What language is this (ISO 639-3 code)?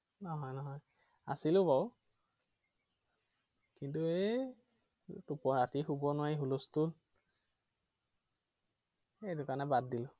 asm